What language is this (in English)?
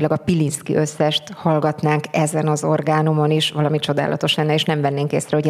Hungarian